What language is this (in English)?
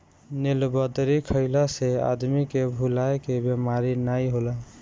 Bhojpuri